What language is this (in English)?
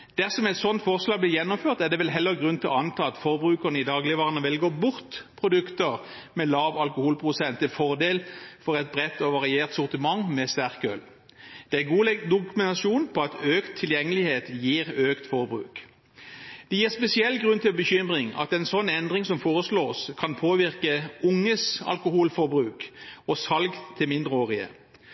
Norwegian Bokmål